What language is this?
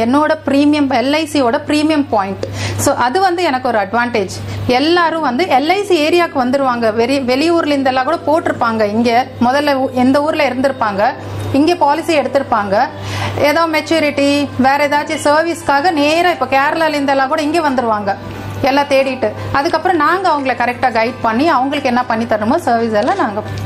Tamil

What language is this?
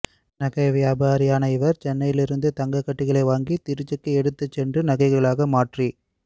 Tamil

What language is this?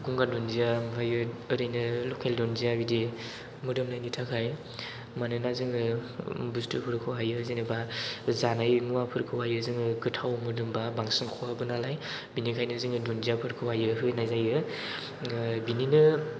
Bodo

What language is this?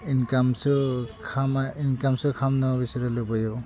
Bodo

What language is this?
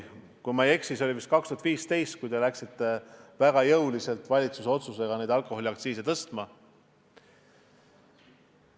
Estonian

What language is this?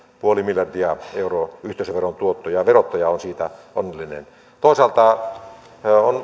Finnish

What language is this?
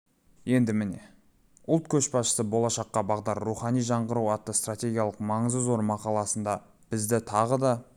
Kazakh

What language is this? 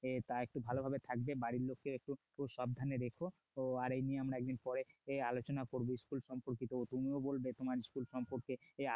Bangla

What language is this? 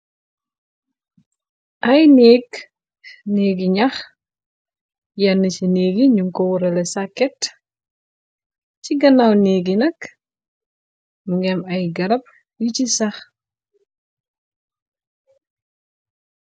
Wolof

